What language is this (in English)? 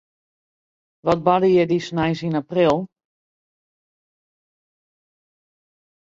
Western Frisian